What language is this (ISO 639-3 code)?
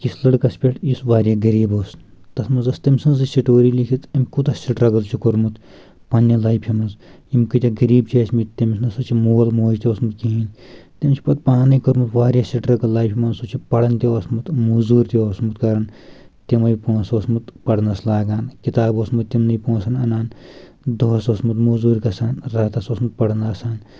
kas